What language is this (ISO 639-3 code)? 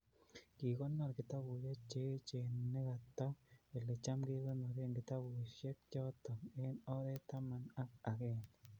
kln